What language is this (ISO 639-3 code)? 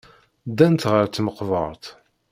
kab